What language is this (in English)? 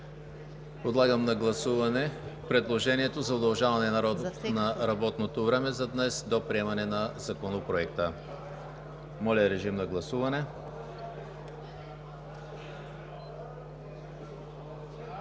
Bulgarian